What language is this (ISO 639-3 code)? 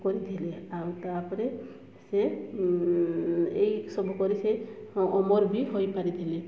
ori